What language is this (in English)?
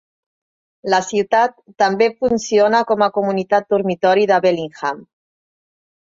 Catalan